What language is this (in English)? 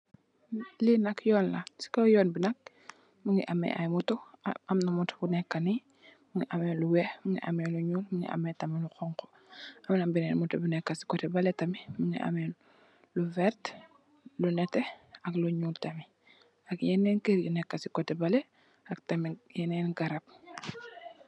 Wolof